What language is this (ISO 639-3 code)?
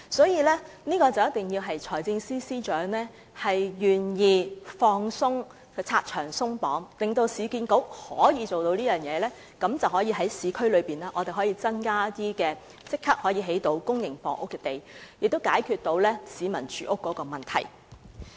yue